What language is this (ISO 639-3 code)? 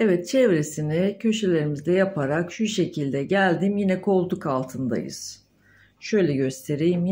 tur